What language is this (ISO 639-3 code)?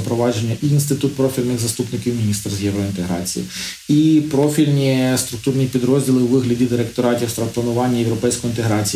ukr